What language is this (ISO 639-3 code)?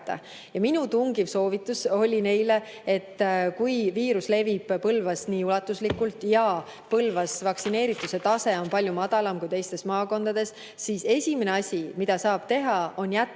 est